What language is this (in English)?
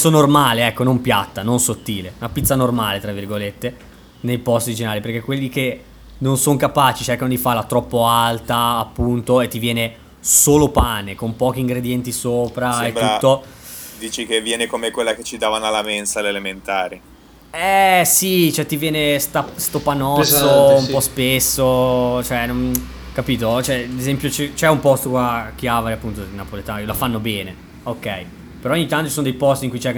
Italian